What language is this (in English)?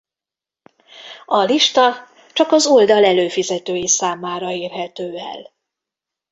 Hungarian